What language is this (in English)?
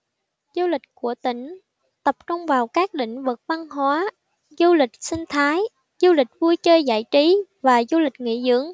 Vietnamese